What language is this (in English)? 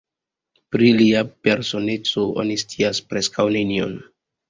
Esperanto